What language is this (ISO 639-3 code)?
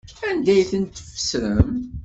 kab